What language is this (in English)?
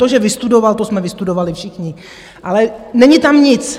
Czech